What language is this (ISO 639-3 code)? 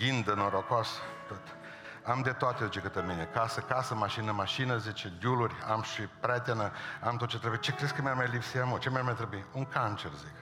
ron